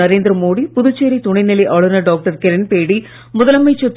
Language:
Tamil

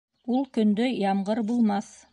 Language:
Bashkir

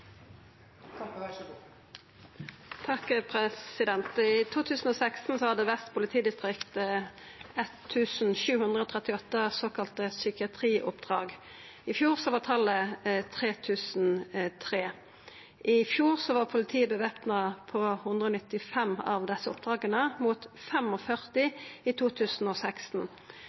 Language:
Norwegian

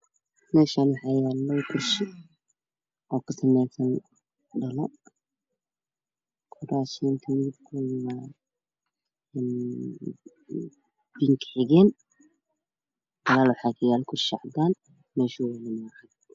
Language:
Somali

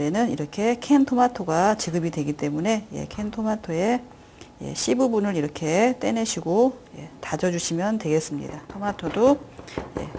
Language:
Korean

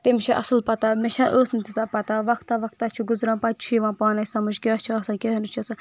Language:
Kashmiri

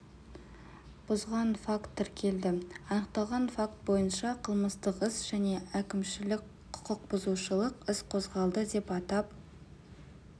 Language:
Kazakh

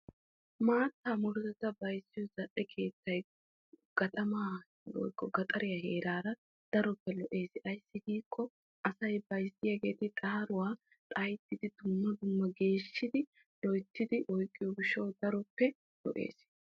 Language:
Wolaytta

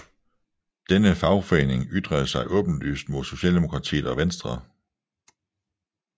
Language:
Danish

